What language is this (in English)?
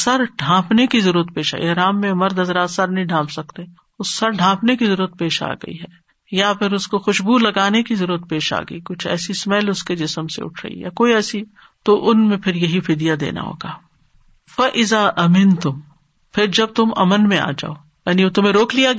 Urdu